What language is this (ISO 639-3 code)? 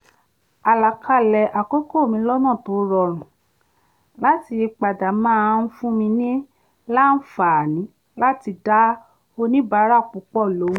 yor